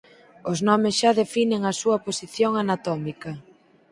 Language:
Galician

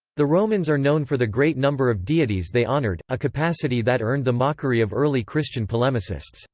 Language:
English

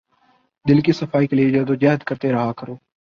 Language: Urdu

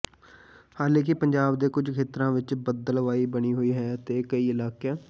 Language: Punjabi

